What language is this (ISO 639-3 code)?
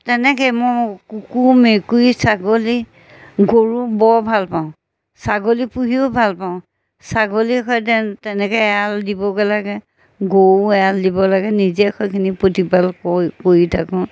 asm